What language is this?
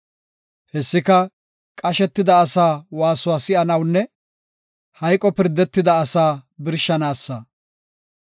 Gofa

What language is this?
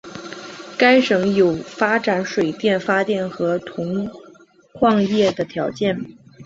Chinese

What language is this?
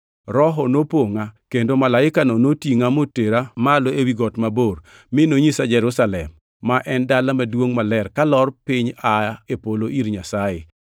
Luo (Kenya and Tanzania)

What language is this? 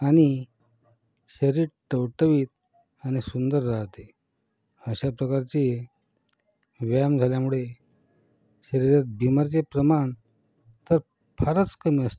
Marathi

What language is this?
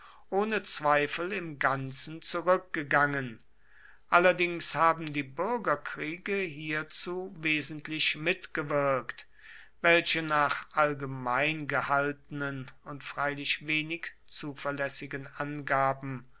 German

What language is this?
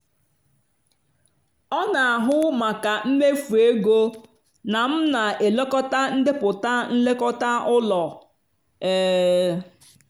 Igbo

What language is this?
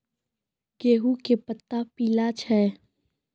Maithili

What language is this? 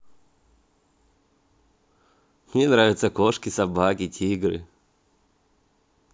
Russian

